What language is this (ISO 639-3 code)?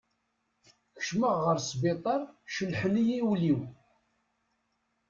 kab